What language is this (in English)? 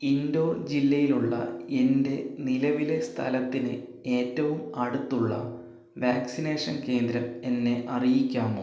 Malayalam